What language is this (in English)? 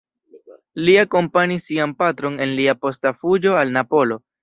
Esperanto